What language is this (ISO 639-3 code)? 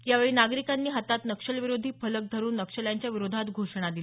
mar